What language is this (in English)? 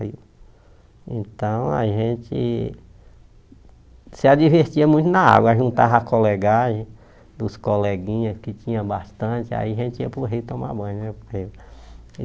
Portuguese